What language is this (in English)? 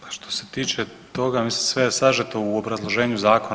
Croatian